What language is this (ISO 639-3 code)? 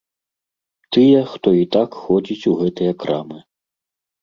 bel